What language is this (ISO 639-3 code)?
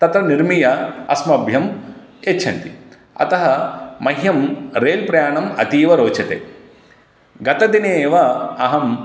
san